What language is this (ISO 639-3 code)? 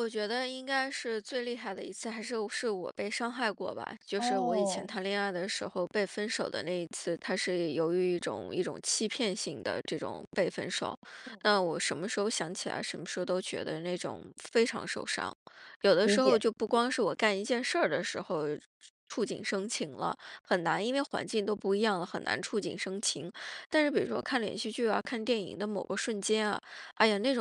zho